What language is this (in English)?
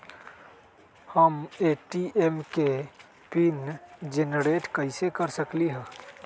Magahi